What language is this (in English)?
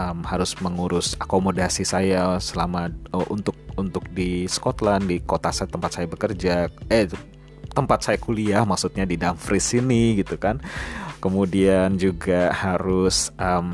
Indonesian